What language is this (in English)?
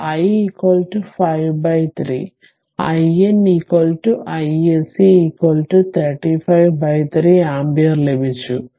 Malayalam